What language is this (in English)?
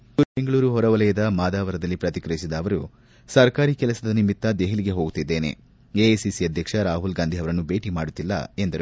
Kannada